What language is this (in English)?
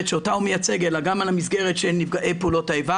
Hebrew